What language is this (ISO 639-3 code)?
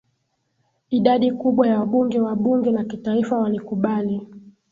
swa